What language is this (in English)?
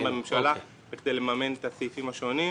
Hebrew